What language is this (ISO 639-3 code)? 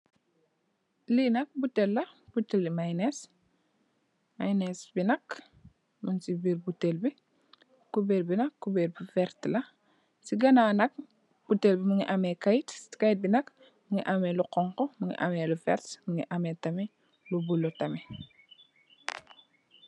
wol